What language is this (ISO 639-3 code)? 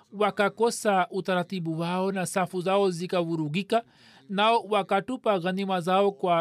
swa